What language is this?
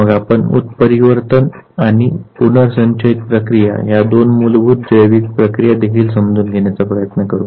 Marathi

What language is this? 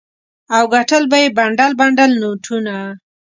Pashto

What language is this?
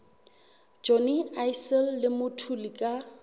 Southern Sotho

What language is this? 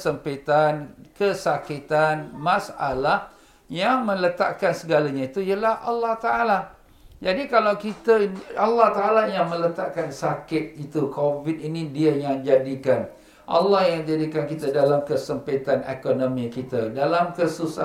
Malay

